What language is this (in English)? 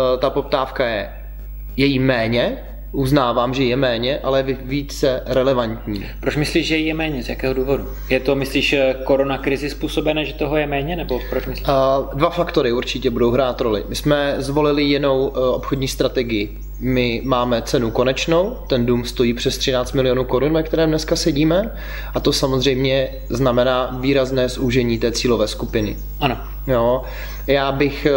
Czech